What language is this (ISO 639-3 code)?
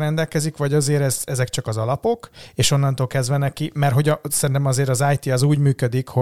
hun